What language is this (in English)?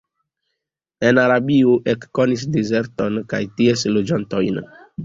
Esperanto